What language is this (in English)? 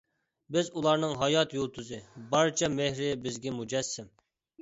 Uyghur